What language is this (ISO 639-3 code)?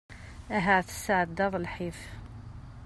kab